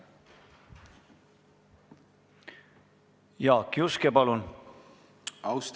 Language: Estonian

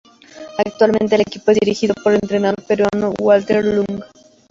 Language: Spanish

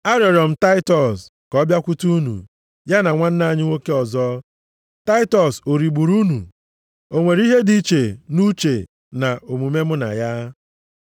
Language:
Igbo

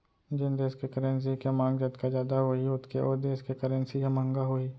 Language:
Chhattisgarhi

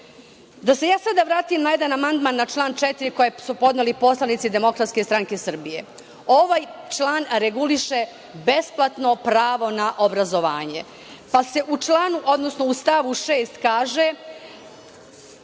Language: Serbian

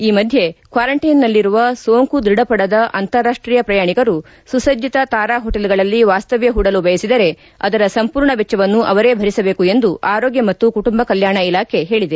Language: Kannada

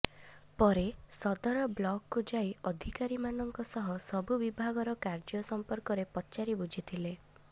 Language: Odia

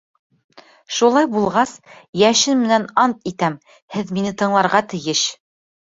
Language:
Bashkir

